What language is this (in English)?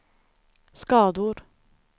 Swedish